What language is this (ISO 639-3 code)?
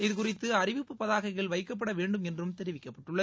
tam